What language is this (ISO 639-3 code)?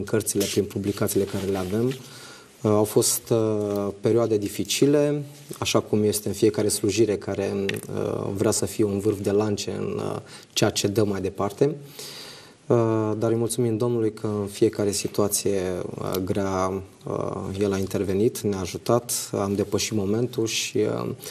ron